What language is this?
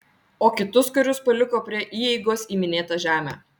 Lithuanian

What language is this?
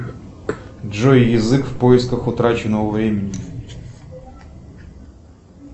Russian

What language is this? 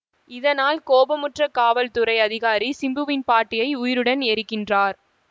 Tamil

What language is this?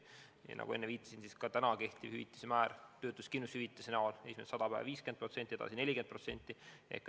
Estonian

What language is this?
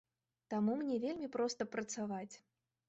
Belarusian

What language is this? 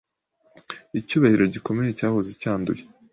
Kinyarwanda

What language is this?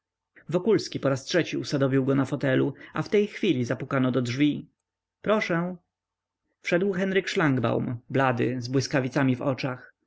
Polish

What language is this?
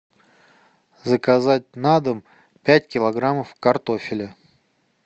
Russian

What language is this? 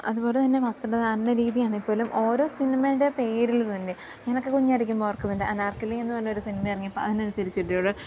Malayalam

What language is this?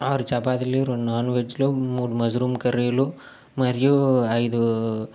Telugu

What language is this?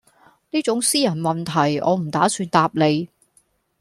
Cantonese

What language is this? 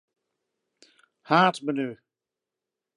Western Frisian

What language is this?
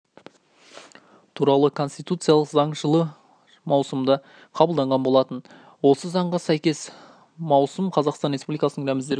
Kazakh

